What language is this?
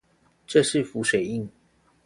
Chinese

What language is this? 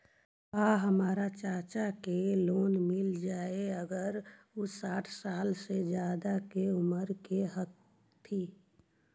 Magahi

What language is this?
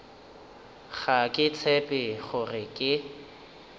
Northern Sotho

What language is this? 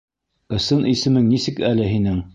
Bashkir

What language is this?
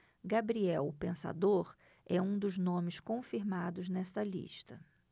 Portuguese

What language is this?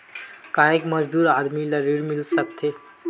Chhattisgarhi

